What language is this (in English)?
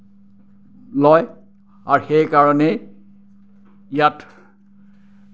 Assamese